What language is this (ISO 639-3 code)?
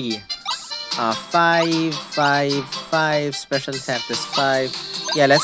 eng